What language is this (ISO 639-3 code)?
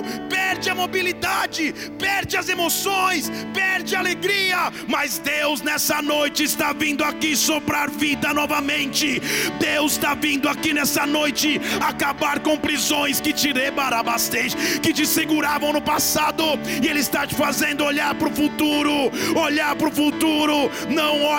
por